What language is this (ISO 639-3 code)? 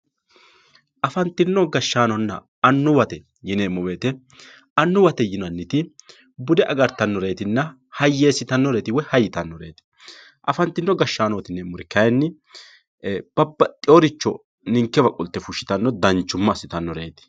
sid